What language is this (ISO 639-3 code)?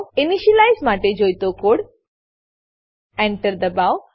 guj